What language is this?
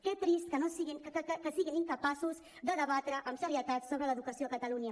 Catalan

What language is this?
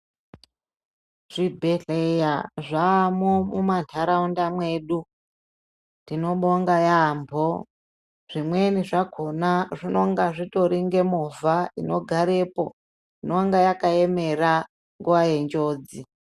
Ndau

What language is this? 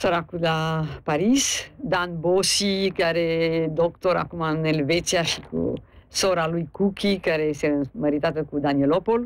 Romanian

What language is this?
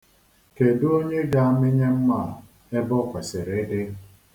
Igbo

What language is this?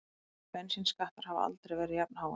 Icelandic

